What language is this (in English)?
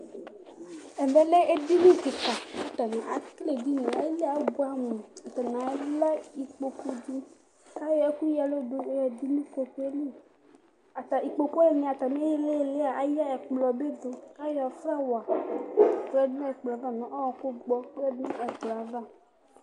Ikposo